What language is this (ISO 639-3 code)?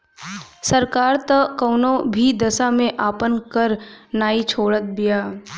bho